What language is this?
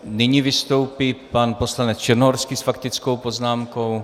Czech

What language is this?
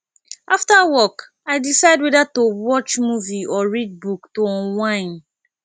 Nigerian Pidgin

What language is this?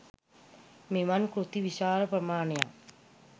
Sinhala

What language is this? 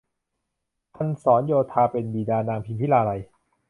Thai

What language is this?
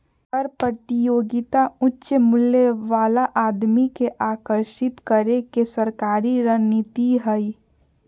Magahi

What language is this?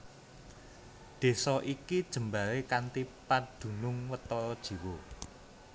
Javanese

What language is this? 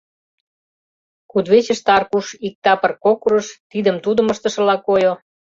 Mari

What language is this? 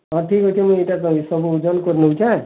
Odia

